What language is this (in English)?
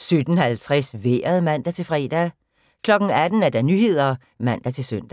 Danish